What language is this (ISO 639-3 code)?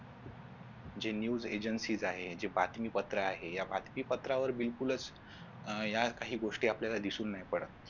mar